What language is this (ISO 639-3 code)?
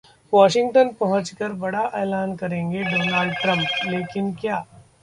hin